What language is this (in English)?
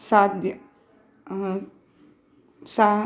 Sanskrit